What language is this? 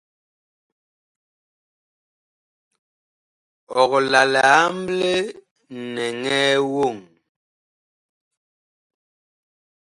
Bakoko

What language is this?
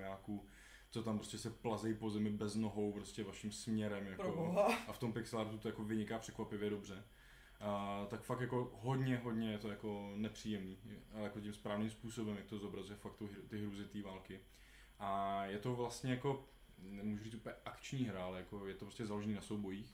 Czech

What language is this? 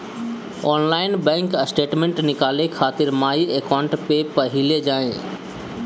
Bhojpuri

